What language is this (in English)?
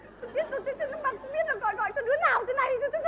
Vietnamese